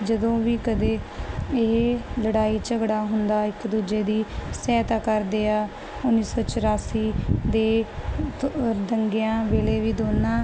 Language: Punjabi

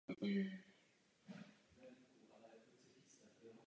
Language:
Czech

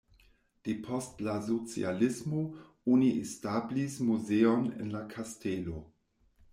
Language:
Esperanto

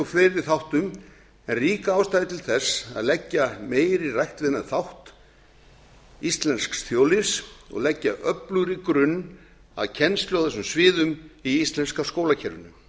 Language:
Icelandic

